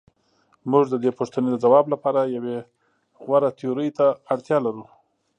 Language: Pashto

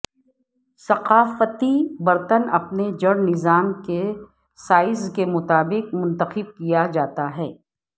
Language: Urdu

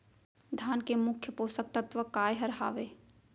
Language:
Chhattisgarhi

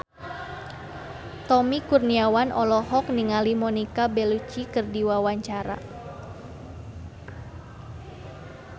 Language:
Sundanese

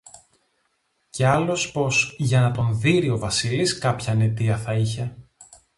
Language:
Greek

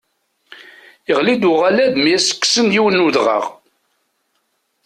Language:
Kabyle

